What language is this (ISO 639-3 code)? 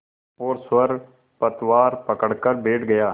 hin